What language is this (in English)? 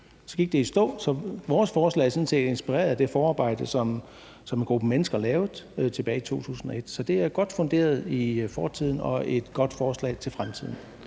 Danish